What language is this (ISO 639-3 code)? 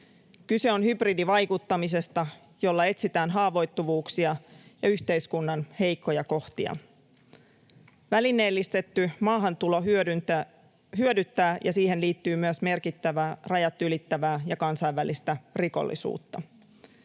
fin